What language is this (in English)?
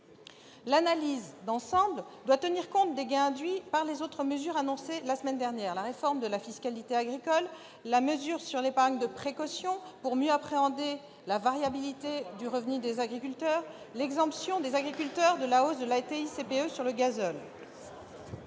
French